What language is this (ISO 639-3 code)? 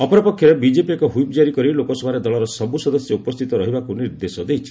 ori